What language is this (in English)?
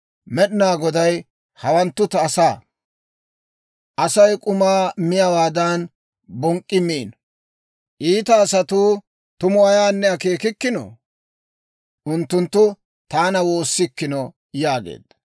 Dawro